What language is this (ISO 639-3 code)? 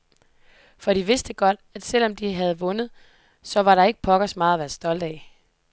dan